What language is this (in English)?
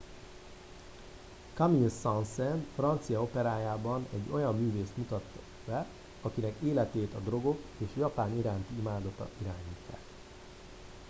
Hungarian